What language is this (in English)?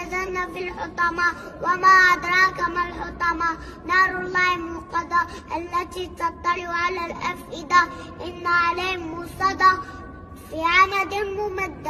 Arabic